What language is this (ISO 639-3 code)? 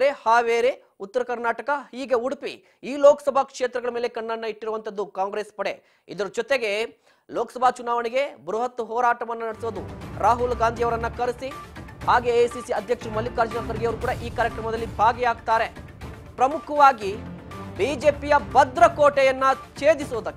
kan